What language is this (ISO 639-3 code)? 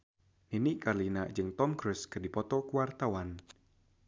sun